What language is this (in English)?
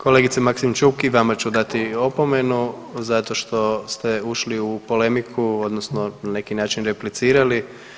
Croatian